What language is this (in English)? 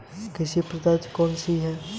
Hindi